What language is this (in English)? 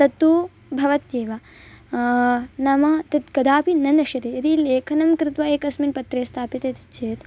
Sanskrit